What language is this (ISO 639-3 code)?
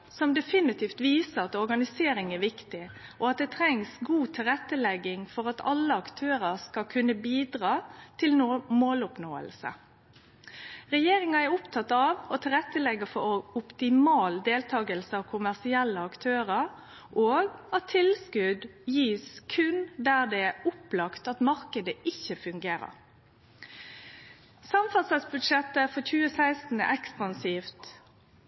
nno